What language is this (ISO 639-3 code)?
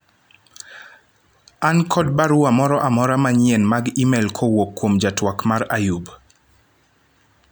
luo